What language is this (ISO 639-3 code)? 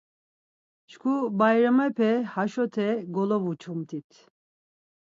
lzz